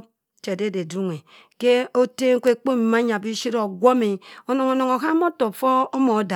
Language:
Cross River Mbembe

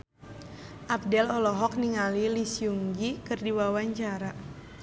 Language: Sundanese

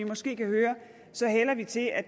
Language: Danish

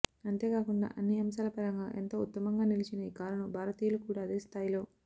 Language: Telugu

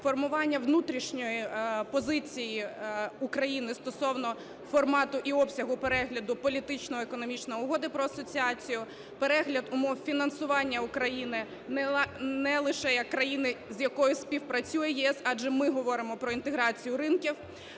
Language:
Ukrainian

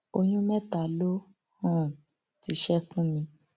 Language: Yoruba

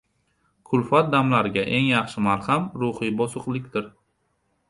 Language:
Uzbek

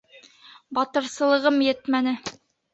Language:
Bashkir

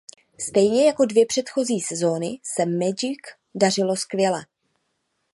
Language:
Czech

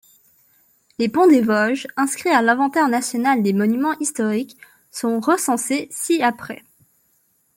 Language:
French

